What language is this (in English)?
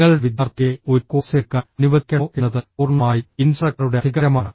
Malayalam